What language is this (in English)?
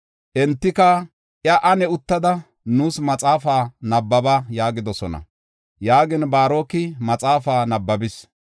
Gofa